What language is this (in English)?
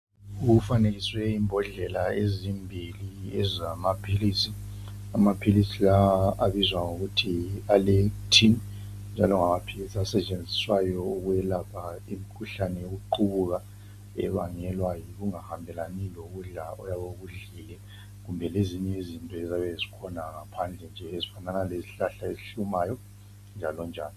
North Ndebele